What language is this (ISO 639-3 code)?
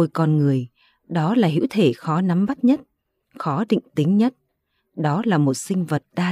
vie